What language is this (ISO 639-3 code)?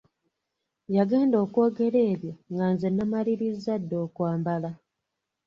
lug